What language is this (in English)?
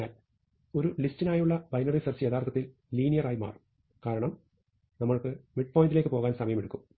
Malayalam